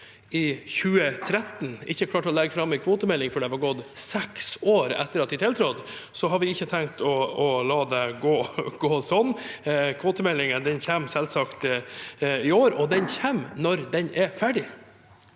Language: Norwegian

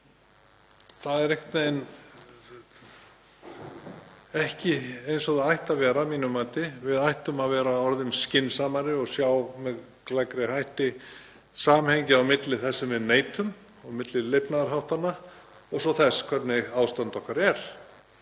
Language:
Icelandic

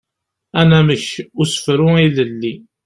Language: Kabyle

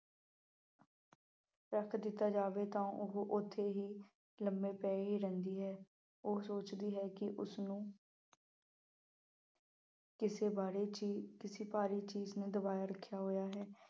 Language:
Punjabi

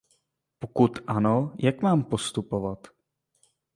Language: Czech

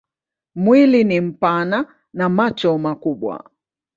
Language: Swahili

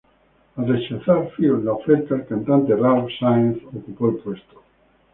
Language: Spanish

